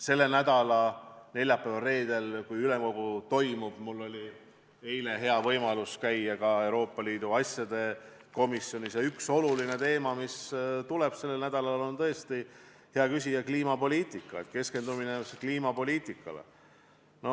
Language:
Estonian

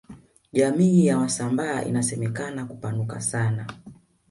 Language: Swahili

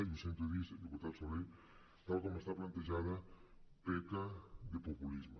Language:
Catalan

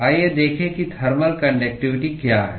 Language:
Hindi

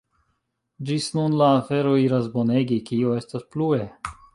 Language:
Esperanto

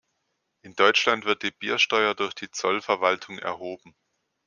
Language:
German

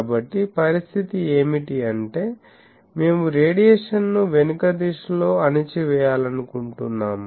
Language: Telugu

